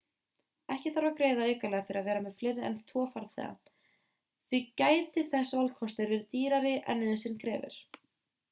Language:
Icelandic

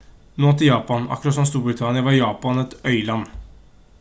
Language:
Norwegian Bokmål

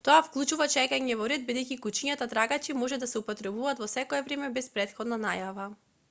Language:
Macedonian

